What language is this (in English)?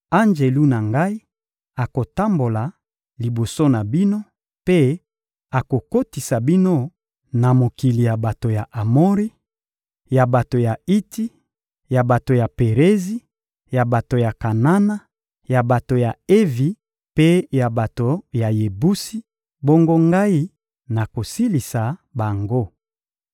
Lingala